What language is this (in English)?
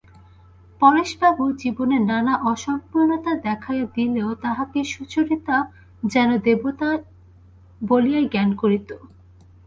Bangla